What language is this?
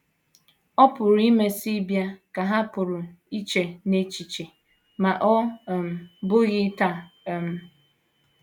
Igbo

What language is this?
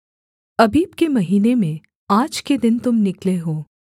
Hindi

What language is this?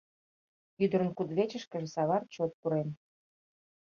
Mari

